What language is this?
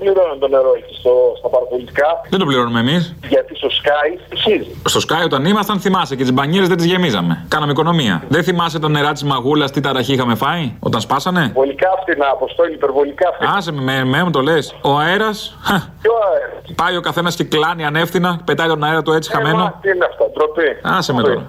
Greek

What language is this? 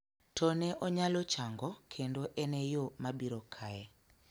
Luo (Kenya and Tanzania)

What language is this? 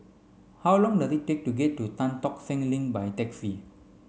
English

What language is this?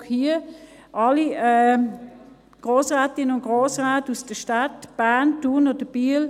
Swiss German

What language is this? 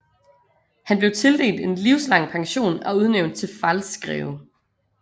Danish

